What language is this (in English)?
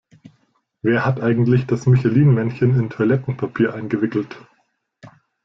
German